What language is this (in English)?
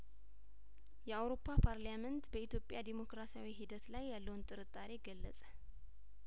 Amharic